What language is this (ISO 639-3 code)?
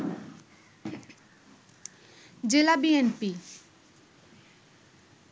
ben